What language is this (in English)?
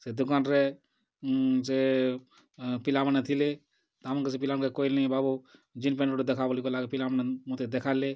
Odia